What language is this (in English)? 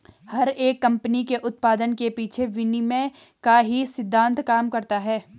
Hindi